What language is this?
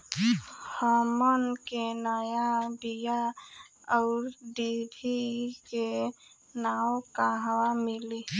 Bhojpuri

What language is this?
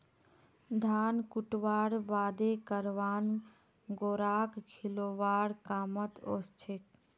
Magahi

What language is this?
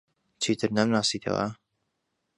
Central Kurdish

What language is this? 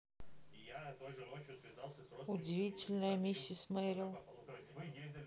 Russian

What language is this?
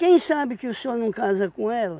Portuguese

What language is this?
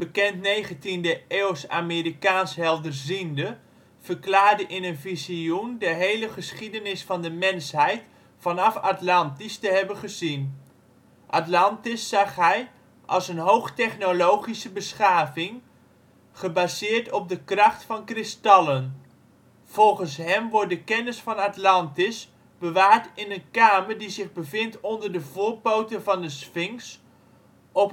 Dutch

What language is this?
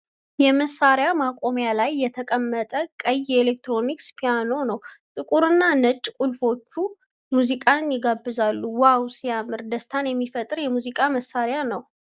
Amharic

